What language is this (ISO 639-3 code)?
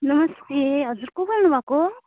nep